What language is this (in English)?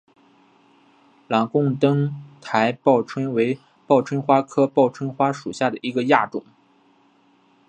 Chinese